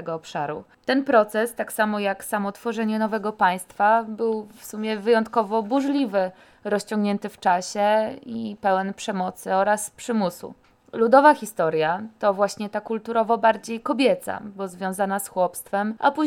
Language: Polish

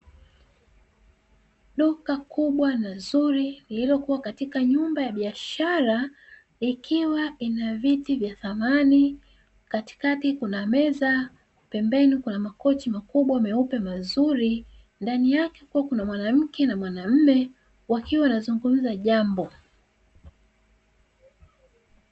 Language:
Swahili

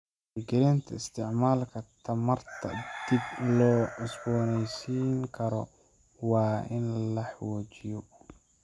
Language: Somali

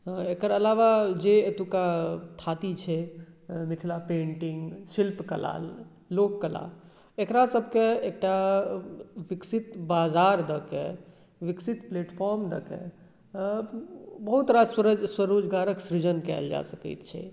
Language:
Maithili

